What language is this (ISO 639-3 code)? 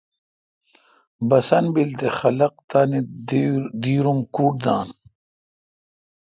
xka